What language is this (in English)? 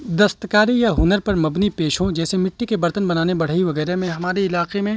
Urdu